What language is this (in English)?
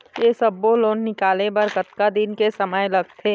Chhattisgarhi